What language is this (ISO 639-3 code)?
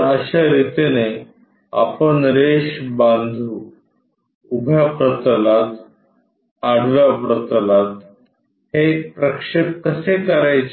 mar